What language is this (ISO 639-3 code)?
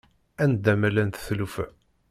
kab